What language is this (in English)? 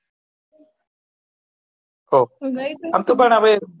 Gujarati